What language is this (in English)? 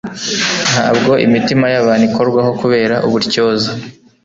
Kinyarwanda